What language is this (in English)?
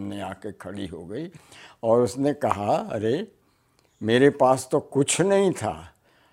Hindi